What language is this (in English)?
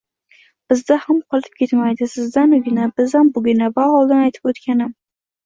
Uzbek